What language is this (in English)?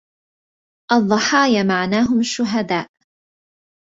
Arabic